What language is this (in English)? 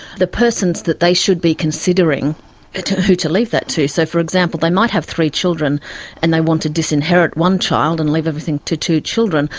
English